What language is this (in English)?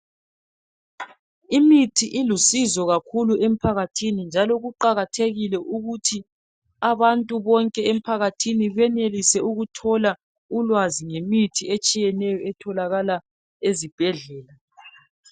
North Ndebele